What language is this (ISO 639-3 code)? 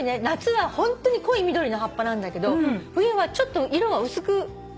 jpn